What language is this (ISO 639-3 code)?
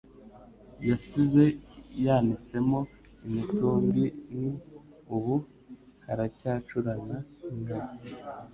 kin